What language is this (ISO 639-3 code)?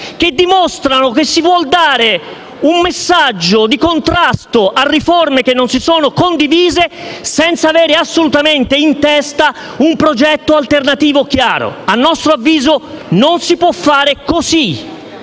ita